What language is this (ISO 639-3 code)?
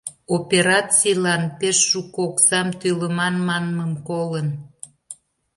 chm